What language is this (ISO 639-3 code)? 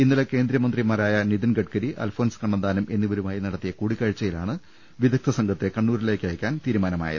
mal